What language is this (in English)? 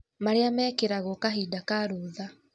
Kikuyu